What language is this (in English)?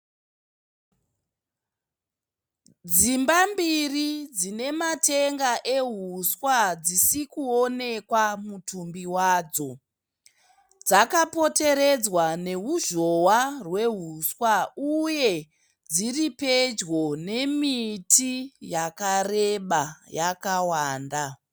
Shona